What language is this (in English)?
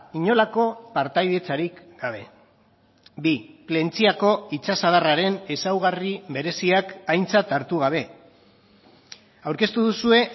Basque